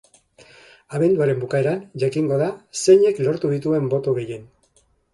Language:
Basque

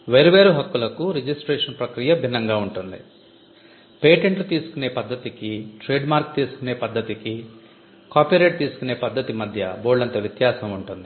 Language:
Telugu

